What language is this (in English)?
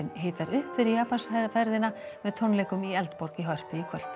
Icelandic